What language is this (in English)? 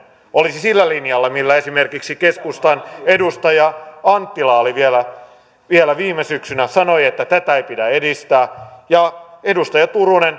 Finnish